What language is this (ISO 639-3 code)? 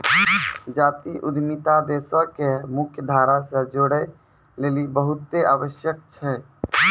mai